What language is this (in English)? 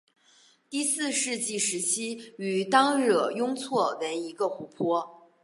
Chinese